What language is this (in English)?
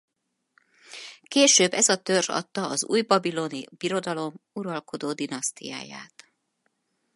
Hungarian